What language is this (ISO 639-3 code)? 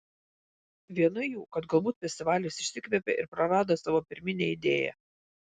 lit